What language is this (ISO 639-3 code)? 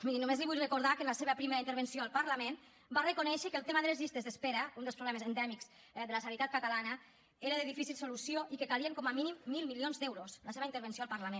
cat